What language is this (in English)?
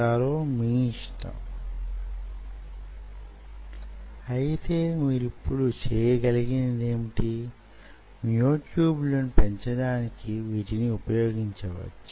Telugu